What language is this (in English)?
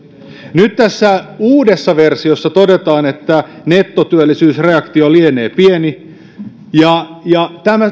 Finnish